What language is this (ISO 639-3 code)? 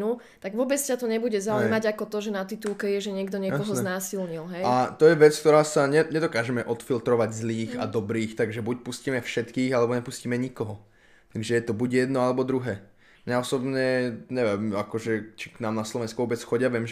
slk